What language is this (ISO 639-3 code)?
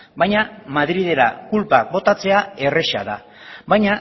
eus